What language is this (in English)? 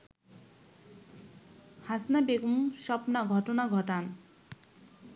Bangla